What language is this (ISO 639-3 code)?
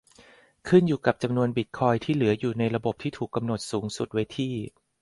tha